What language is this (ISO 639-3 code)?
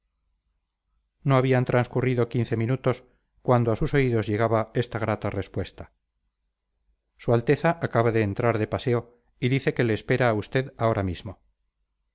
spa